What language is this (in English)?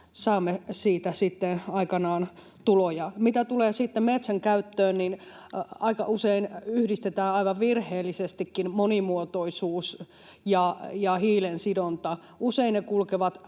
Finnish